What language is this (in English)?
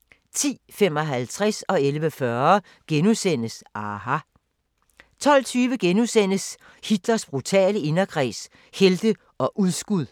Danish